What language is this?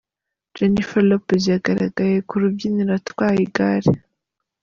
Kinyarwanda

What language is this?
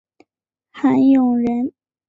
Chinese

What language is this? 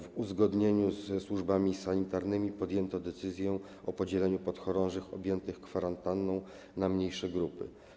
Polish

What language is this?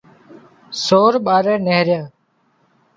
Wadiyara Koli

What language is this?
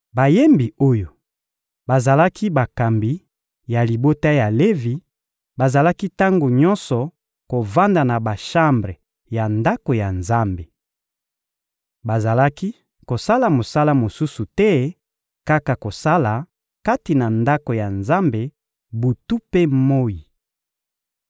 Lingala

